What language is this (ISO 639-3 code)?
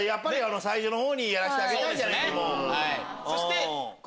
jpn